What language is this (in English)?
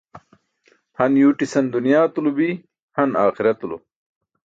Burushaski